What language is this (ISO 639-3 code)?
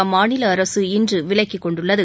tam